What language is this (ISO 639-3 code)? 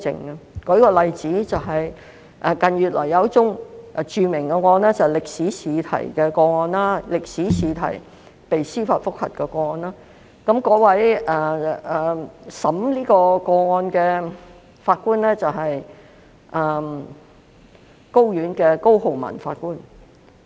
yue